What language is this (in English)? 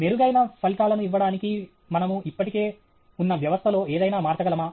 Telugu